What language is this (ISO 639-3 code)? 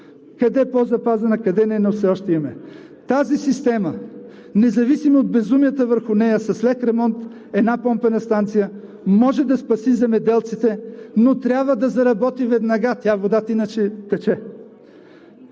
bul